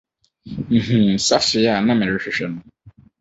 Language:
Akan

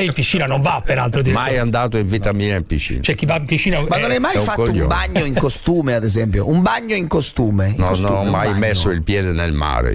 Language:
Italian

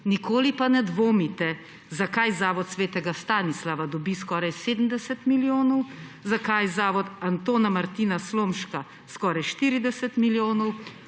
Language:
Slovenian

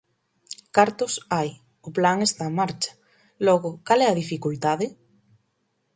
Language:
Galician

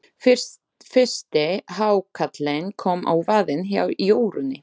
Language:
Icelandic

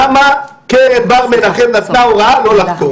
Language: Hebrew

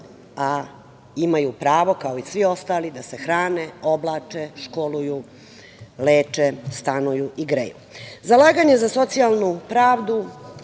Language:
Serbian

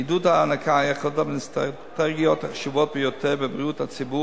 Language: Hebrew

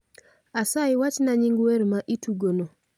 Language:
Luo (Kenya and Tanzania)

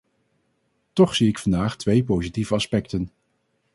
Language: Dutch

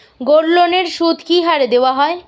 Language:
Bangla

